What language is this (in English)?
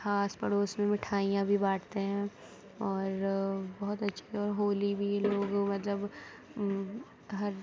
Urdu